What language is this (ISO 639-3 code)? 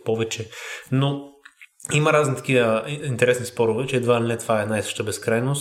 bul